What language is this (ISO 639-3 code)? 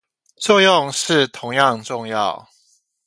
zho